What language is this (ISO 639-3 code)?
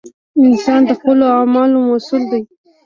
pus